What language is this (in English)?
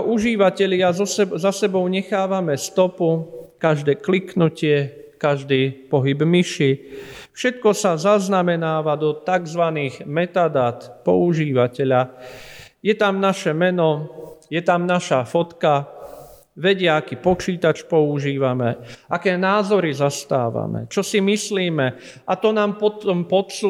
Slovak